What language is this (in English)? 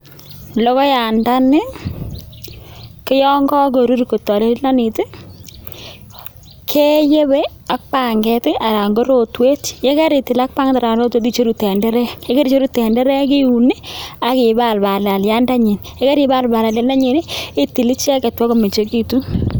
Kalenjin